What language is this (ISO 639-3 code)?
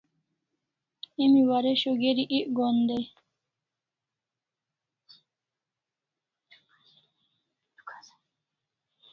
kls